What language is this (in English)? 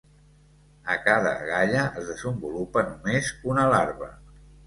Catalan